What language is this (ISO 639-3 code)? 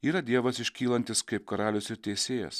lit